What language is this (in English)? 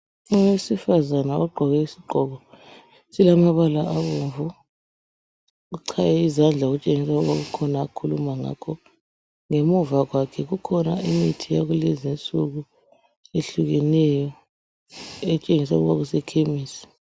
North Ndebele